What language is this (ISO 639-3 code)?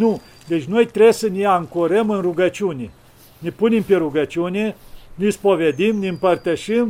ron